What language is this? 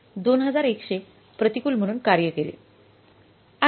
Marathi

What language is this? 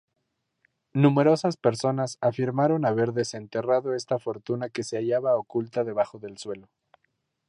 Spanish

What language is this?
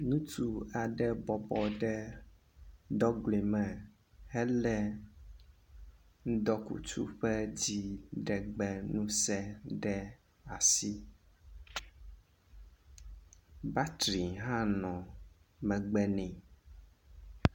Ewe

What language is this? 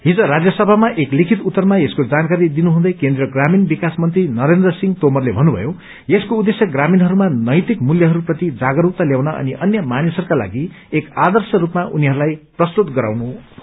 Nepali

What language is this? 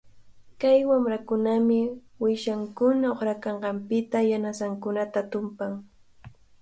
Cajatambo North Lima Quechua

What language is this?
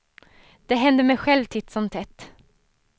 Swedish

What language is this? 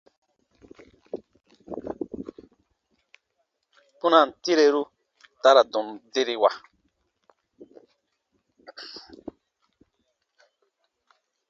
Baatonum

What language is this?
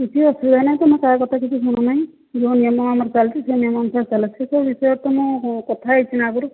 Odia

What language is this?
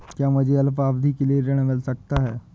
Hindi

